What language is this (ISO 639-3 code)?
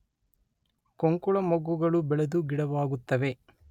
kan